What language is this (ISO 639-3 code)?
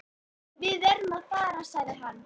isl